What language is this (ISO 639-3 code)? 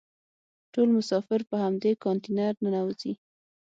pus